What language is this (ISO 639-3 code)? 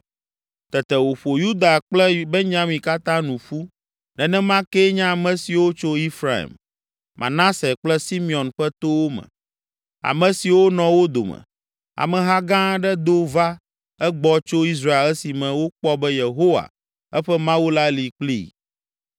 ewe